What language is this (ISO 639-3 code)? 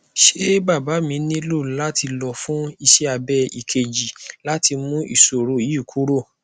yor